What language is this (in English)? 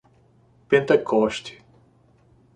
Portuguese